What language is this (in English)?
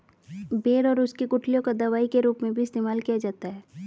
Hindi